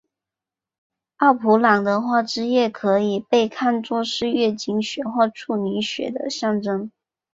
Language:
Chinese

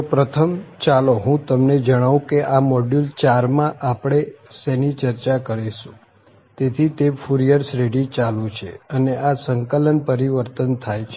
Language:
Gujarati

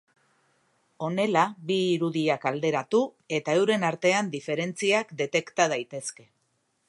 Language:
Basque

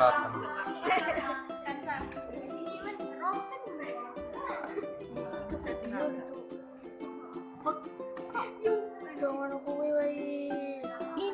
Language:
Indonesian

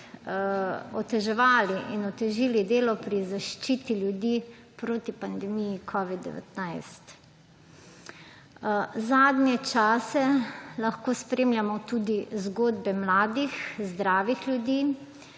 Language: Slovenian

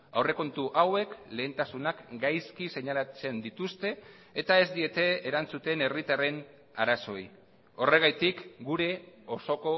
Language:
Basque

